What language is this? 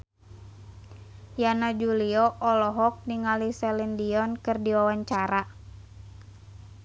Sundanese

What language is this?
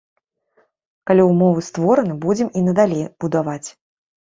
Belarusian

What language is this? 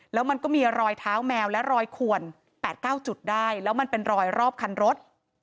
Thai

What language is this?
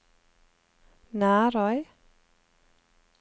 Norwegian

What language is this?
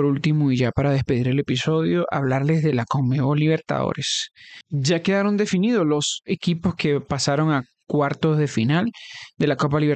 Spanish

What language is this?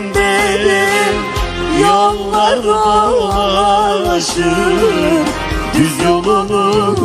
Arabic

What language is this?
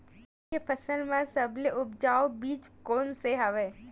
Chhattisgarhi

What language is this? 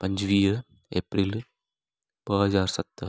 Sindhi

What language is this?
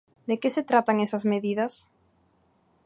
Galician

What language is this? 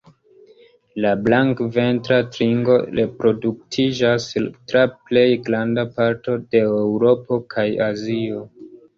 Esperanto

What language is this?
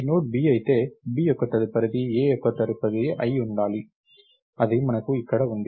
Telugu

